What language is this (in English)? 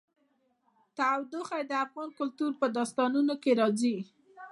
Pashto